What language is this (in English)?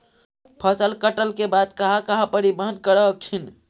Magahi